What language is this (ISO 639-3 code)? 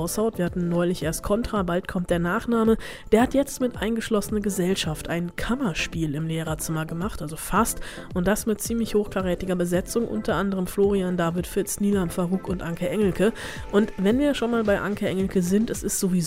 deu